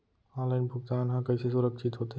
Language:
Chhattisgarhi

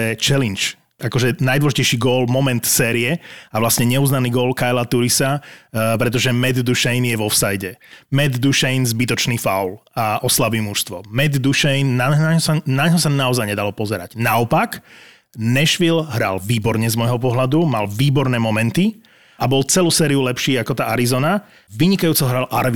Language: Slovak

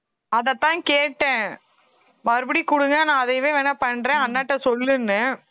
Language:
Tamil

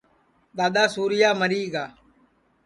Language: Sansi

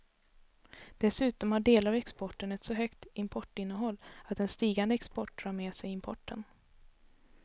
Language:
Swedish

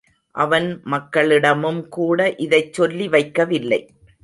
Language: Tamil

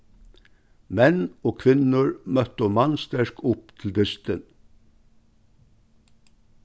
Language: Faroese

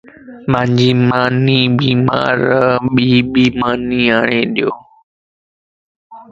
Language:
Lasi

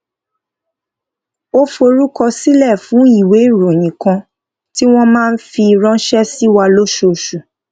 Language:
Yoruba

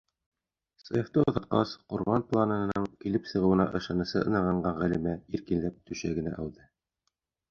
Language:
Bashkir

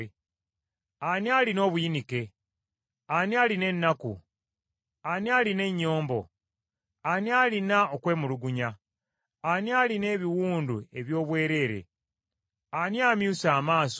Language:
Ganda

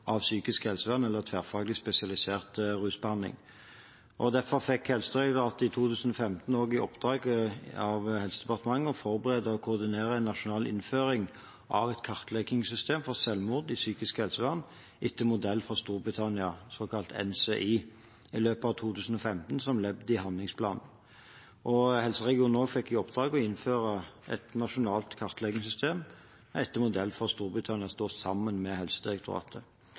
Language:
Norwegian Bokmål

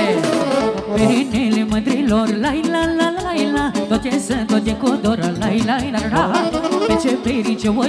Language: Romanian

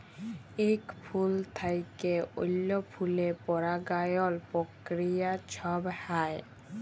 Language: Bangla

